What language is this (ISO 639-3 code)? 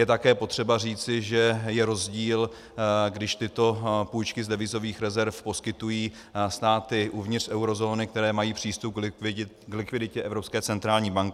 ces